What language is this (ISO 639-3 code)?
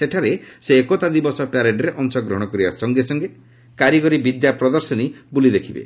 ori